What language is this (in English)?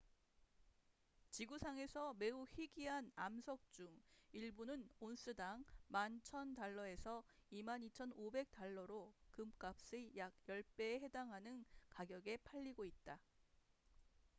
Korean